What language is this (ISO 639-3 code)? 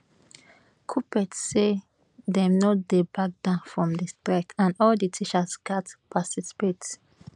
pcm